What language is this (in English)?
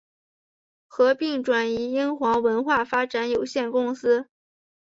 Chinese